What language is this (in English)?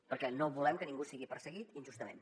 Catalan